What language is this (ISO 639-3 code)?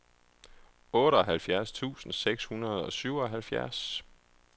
dan